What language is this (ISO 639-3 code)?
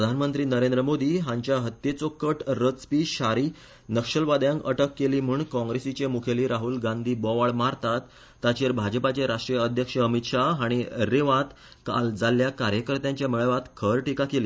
kok